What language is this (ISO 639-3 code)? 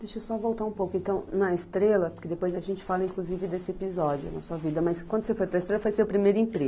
por